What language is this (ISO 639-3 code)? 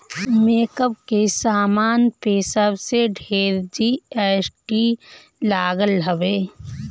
bho